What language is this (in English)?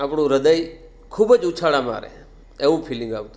Gujarati